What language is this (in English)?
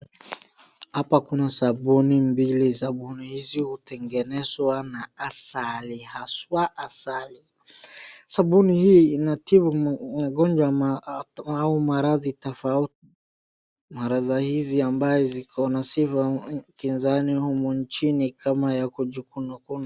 Swahili